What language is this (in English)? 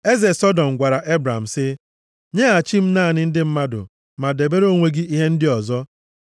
Igbo